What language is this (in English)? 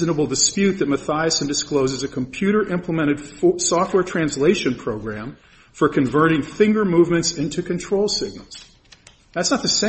English